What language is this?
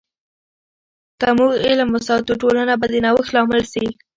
Pashto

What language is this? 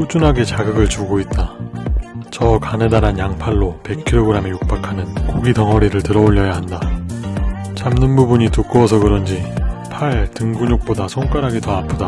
Korean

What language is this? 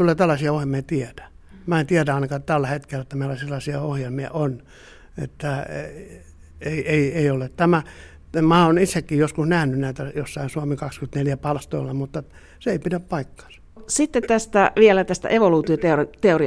Finnish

